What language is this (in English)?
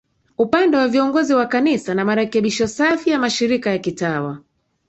Swahili